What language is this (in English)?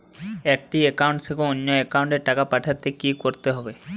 Bangla